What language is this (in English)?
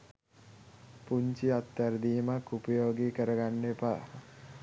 Sinhala